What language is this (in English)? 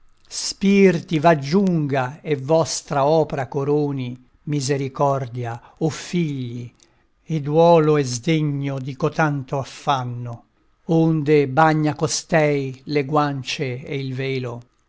Italian